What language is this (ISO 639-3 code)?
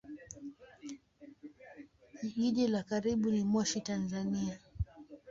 swa